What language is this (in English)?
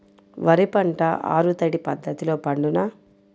Telugu